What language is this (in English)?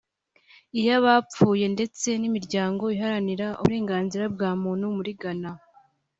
Kinyarwanda